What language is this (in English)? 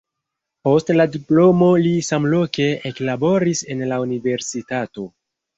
Esperanto